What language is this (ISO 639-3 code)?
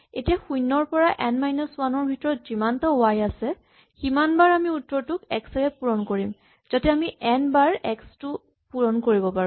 asm